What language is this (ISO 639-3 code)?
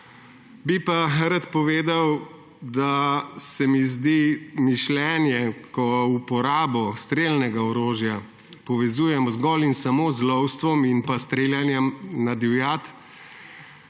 slv